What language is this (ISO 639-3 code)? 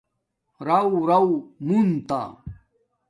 dmk